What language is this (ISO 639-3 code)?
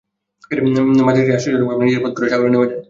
ben